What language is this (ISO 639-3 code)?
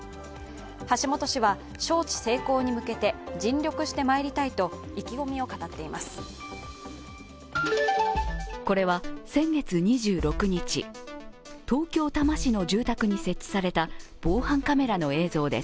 jpn